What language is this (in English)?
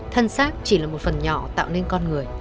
Vietnamese